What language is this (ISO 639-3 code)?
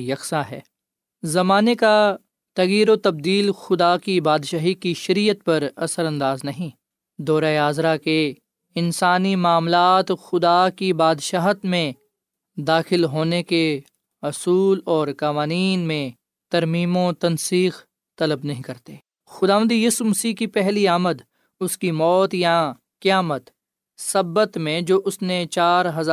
urd